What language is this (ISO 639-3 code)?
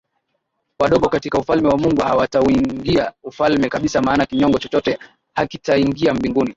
swa